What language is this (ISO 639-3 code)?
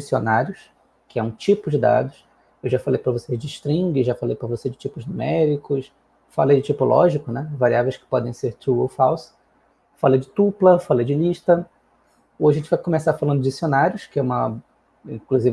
por